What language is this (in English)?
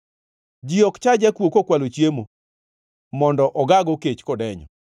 Luo (Kenya and Tanzania)